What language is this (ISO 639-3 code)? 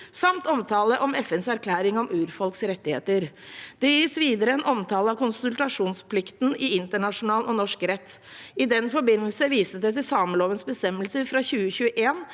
nor